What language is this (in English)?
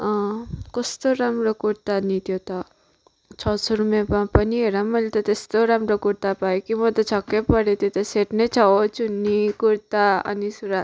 Nepali